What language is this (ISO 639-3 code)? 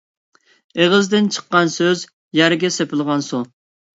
uig